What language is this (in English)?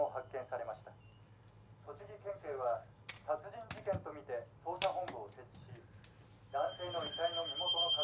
Japanese